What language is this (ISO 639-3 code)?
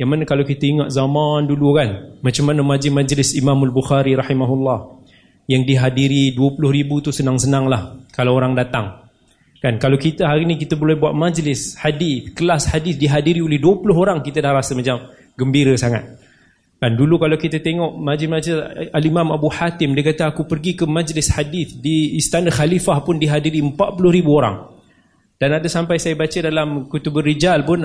msa